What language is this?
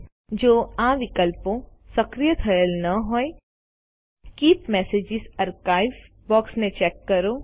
Gujarati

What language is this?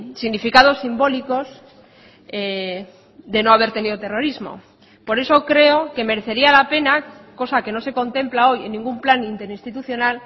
Spanish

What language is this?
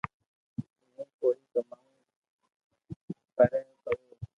Loarki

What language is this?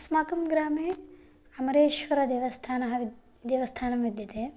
Sanskrit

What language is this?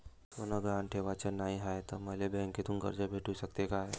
Marathi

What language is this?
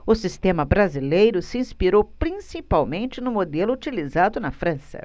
Portuguese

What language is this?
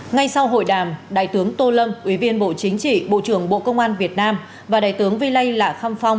Vietnamese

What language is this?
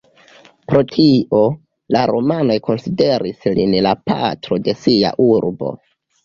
Esperanto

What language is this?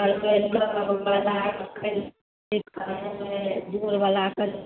Maithili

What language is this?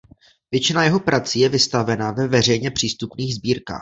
Czech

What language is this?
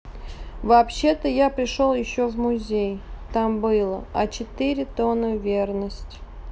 Russian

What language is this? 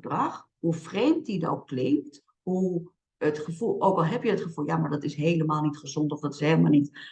Dutch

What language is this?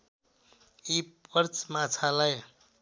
Nepali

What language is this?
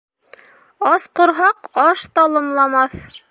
Bashkir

